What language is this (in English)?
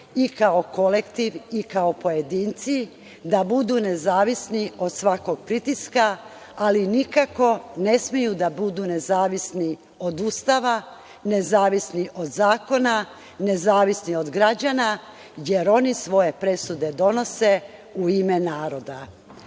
Serbian